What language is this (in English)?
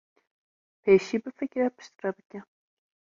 Kurdish